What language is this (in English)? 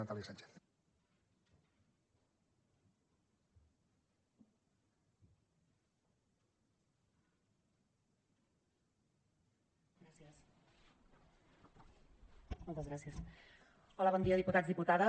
Catalan